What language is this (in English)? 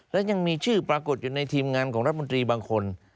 Thai